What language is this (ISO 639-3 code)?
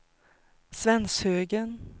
swe